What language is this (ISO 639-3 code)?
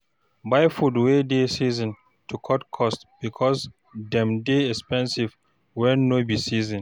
pcm